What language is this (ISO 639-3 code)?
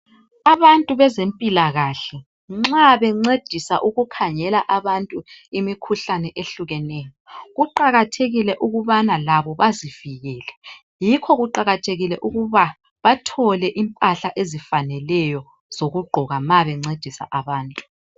nde